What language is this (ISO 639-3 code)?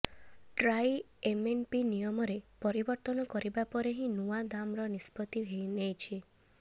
ori